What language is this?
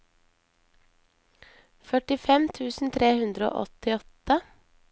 Norwegian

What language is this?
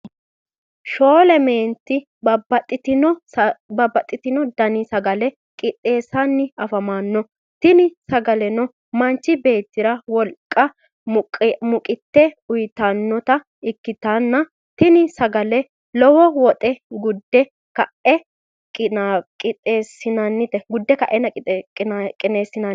Sidamo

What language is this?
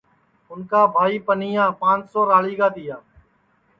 Sansi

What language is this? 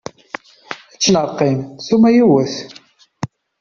Kabyle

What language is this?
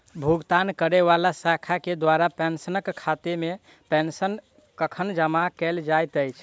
Maithili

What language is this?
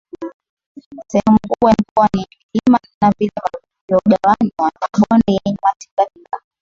Swahili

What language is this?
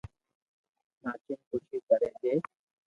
Loarki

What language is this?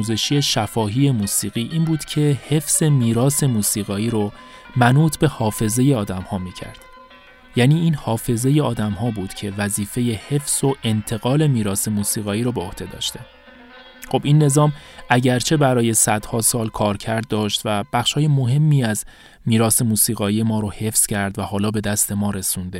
Persian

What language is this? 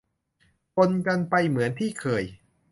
Thai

